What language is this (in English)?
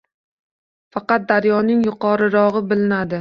Uzbek